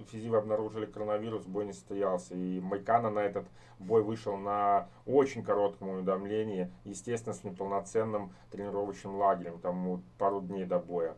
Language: Russian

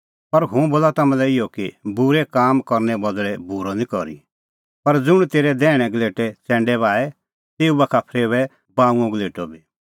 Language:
Kullu Pahari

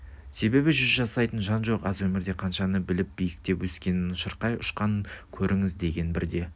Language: Kazakh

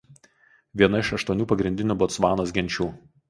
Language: Lithuanian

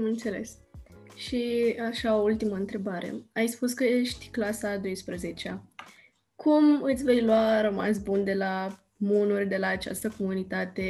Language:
Romanian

